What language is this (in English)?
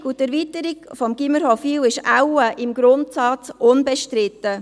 Swiss German